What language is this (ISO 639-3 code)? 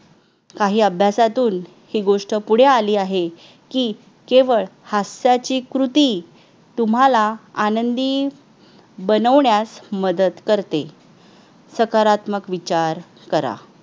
mar